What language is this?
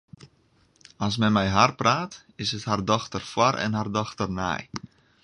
Western Frisian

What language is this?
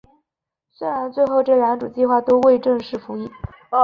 Chinese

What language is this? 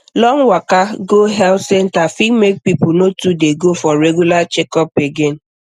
Nigerian Pidgin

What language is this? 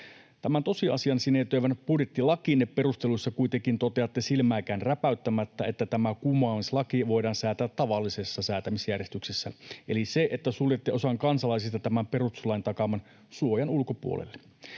Finnish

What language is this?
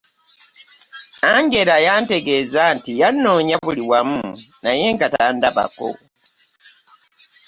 Ganda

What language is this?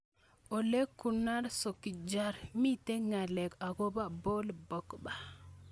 Kalenjin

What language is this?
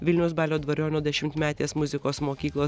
Lithuanian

